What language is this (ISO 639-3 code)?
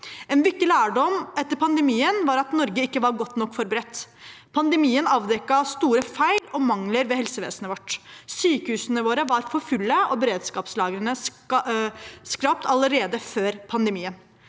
nor